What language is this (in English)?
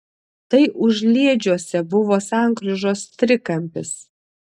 Lithuanian